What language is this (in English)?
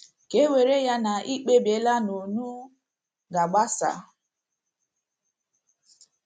Igbo